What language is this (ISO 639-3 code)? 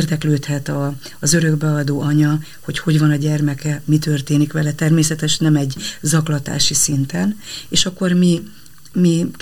hun